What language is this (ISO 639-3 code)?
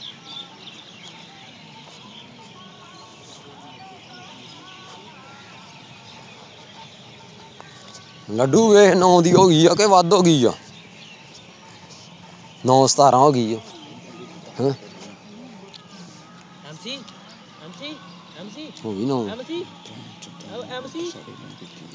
pan